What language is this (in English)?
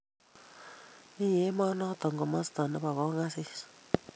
Kalenjin